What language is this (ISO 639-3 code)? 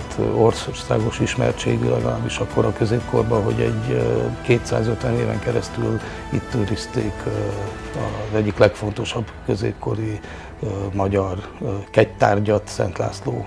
hun